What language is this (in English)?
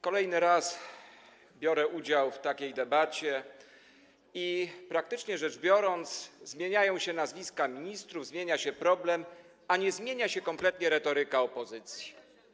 Polish